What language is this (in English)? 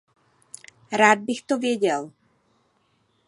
Czech